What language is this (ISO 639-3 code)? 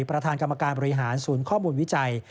tha